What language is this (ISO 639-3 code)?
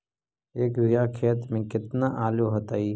mag